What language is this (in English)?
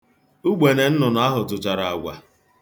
Igbo